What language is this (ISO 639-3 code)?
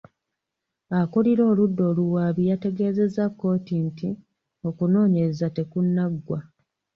lug